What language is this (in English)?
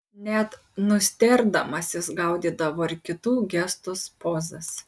Lithuanian